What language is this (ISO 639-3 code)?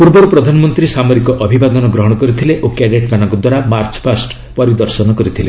ori